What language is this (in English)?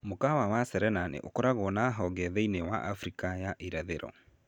Kikuyu